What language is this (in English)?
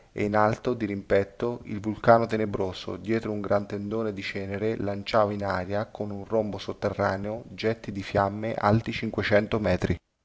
Italian